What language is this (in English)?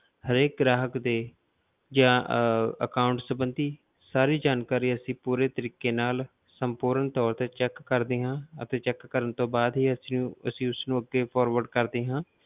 Punjabi